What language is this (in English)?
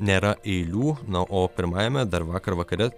Lithuanian